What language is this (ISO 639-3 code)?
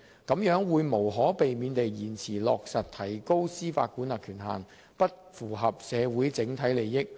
yue